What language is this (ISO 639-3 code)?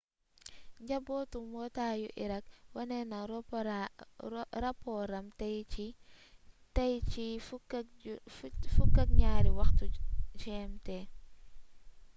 wol